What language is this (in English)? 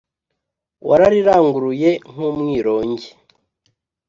Kinyarwanda